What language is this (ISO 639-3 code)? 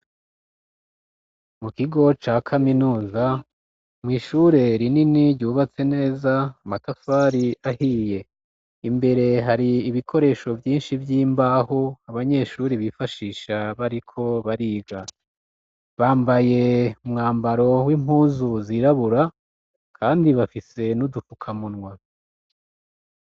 run